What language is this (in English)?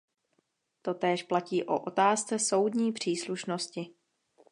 Czech